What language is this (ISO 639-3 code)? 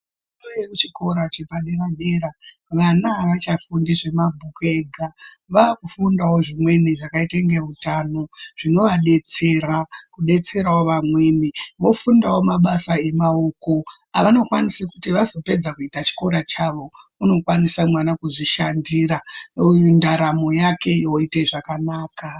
ndc